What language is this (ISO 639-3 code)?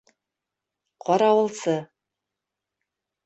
bak